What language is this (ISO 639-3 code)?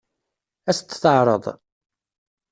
kab